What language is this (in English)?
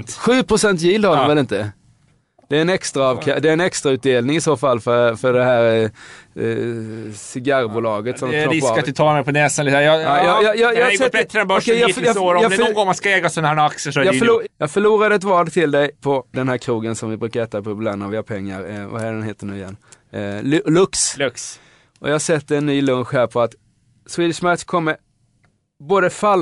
Swedish